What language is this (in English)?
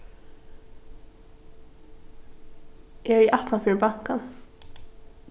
Faroese